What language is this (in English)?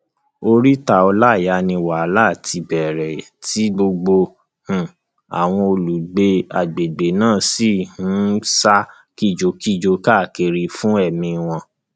Yoruba